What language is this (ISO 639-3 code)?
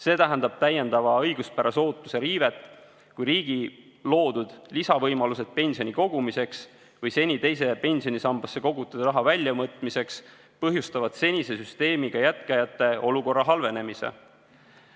est